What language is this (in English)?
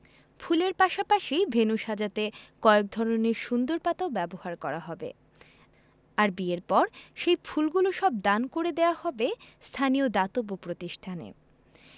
Bangla